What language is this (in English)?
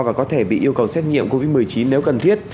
Vietnamese